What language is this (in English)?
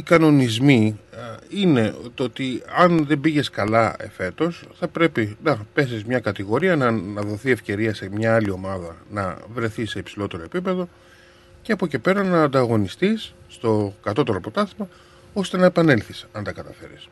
Greek